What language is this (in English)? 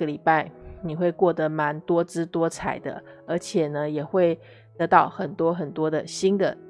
Chinese